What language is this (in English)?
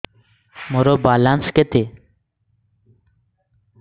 Odia